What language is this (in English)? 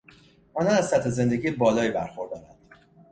Persian